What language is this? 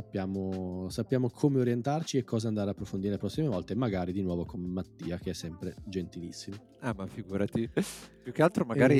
Italian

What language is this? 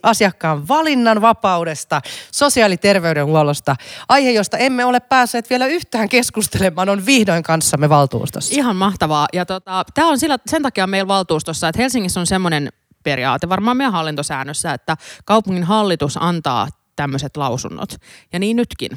Finnish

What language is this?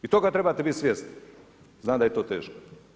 Croatian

